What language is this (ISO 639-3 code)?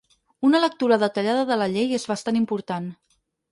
cat